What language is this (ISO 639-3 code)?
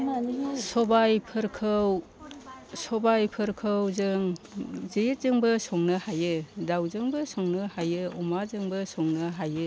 brx